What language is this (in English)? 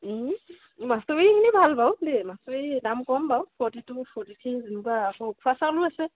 Assamese